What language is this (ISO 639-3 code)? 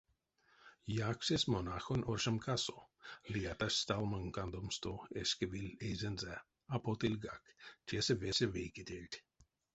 myv